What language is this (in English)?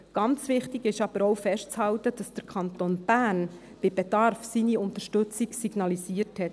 Swiss German